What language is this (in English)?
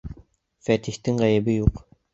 Bashkir